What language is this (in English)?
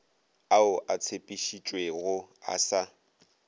Northern Sotho